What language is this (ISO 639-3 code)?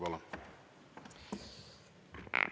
est